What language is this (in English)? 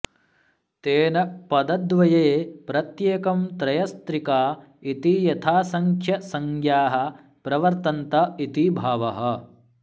Sanskrit